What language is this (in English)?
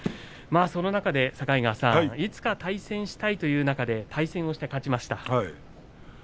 Japanese